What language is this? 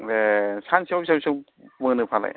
Bodo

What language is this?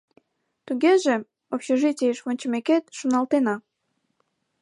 Mari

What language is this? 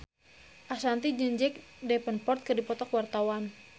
Sundanese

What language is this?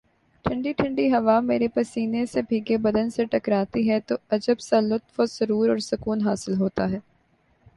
Urdu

